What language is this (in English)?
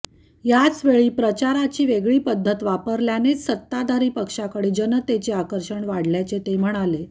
Marathi